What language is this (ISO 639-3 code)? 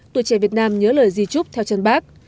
vie